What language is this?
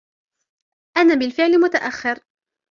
Arabic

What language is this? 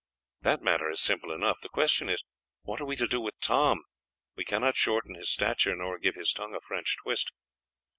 English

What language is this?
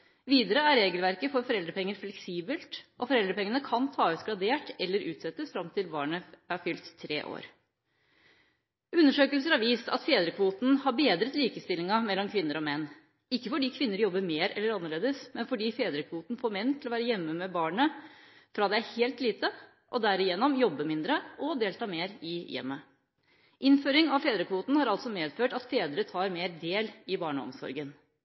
Norwegian Bokmål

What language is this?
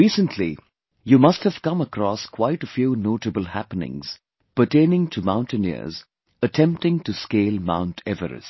English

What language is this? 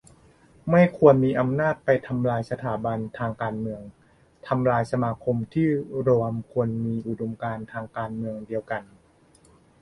Thai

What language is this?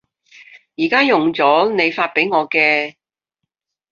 Cantonese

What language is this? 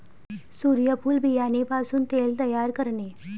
Marathi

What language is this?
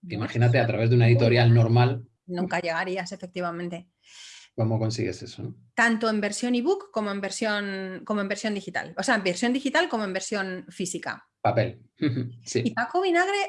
Spanish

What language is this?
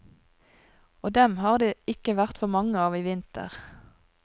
Norwegian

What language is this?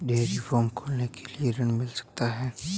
Hindi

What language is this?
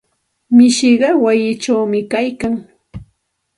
Santa Ana de Tusi Pasco Quechua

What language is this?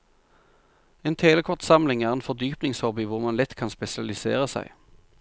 Norwegian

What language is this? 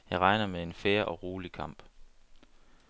Danish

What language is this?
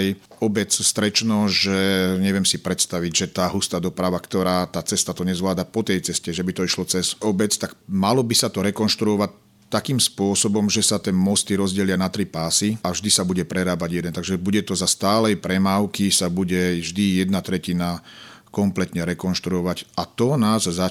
Slovak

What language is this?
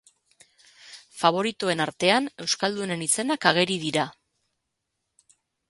Basque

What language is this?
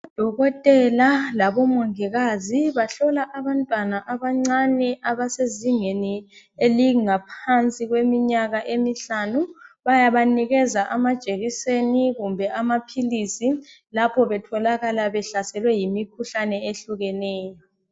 North Ndebele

